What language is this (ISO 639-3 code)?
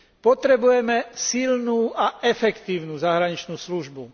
slk